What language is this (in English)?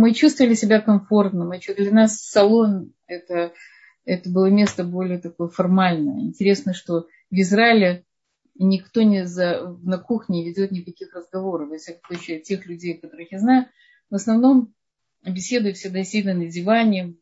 Russian